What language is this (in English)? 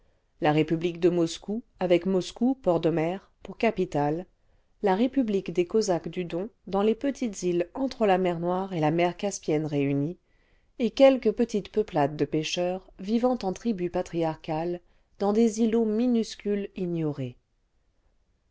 French